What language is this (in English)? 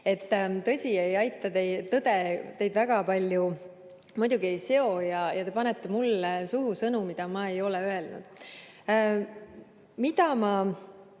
Estonian